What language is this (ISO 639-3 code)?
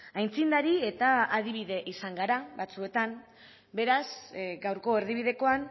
eus